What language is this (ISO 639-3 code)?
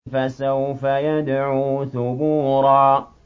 ara